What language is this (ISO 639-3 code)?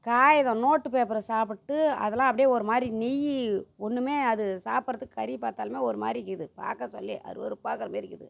tam